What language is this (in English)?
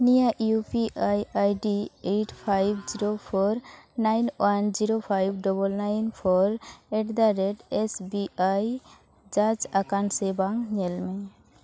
Santali